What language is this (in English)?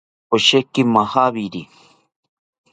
South Ucayali Ashéninka